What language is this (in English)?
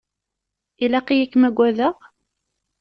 Kabyle